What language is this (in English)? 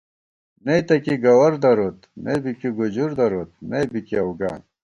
Gawar-Bati